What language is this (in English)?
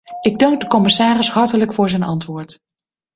Dutch